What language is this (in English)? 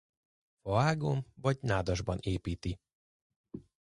Hungarian